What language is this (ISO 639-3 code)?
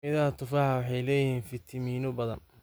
som